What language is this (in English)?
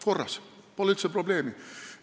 Estonian